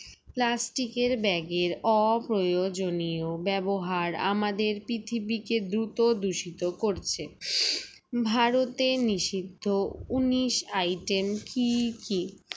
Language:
Bangla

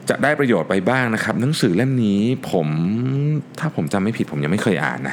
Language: Thai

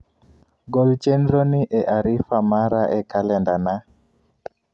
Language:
Luo (Kenya and Tanzania)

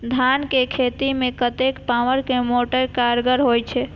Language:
Maithili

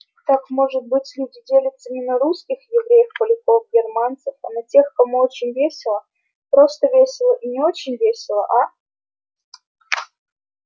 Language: Russian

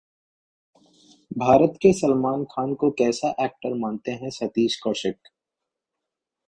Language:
Hindi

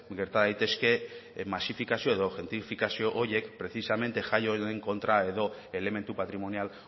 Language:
Basque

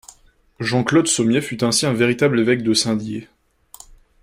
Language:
French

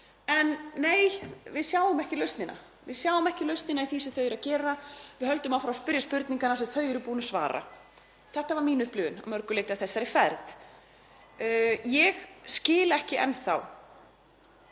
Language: Icelandic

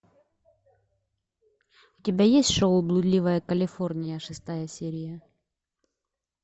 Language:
Russian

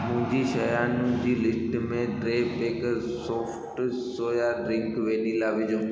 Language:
Sindhi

